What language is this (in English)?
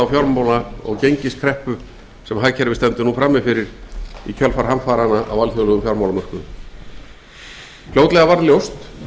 Icelandic